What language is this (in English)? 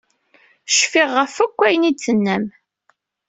Kabyle